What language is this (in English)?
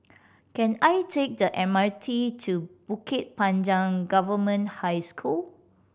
English